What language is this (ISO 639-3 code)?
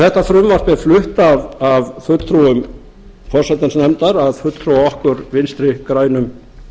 isl